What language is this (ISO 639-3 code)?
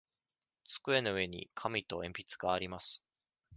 jpn